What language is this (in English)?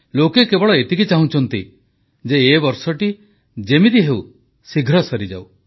Odia